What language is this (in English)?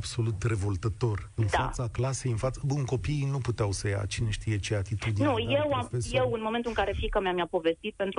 Romanian